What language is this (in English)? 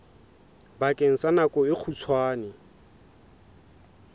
Southern Sotho